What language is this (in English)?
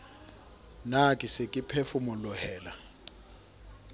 Southern Sotho